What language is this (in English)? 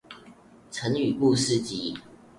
Chinese